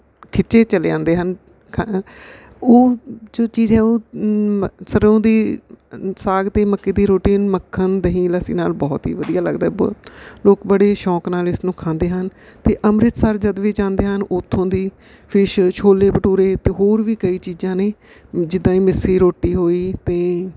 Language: Punjabi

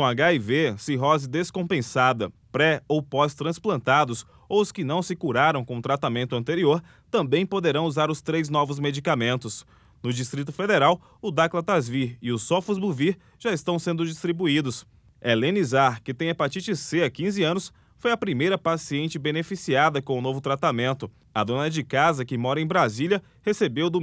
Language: Portuguese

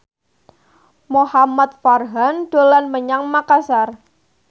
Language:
Javanese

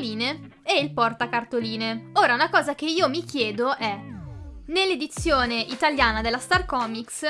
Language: Italian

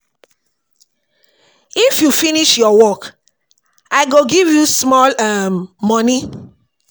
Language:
Nigerian Pidgin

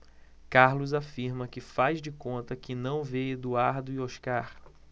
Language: Portuguese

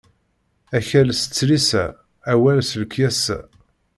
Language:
Kabyle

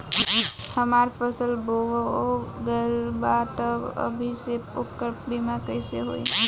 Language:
Bhojpuri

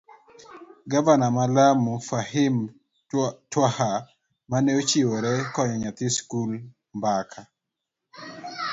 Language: Luo (Kenya and Tanzania)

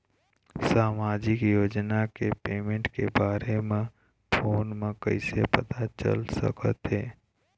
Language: Chhattisgarhi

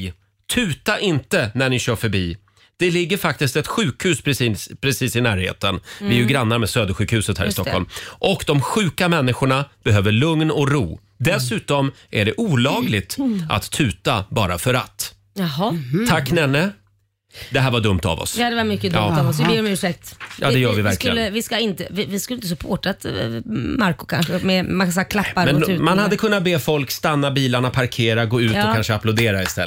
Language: Swedish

